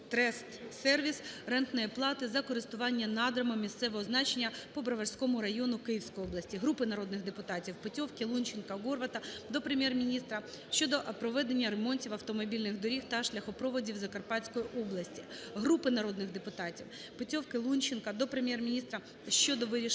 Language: Ukrainian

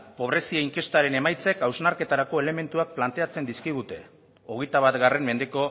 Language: Basque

